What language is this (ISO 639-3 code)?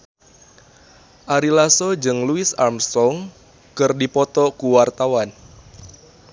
sun